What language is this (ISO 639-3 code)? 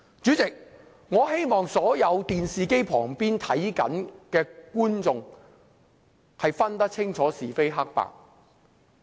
yue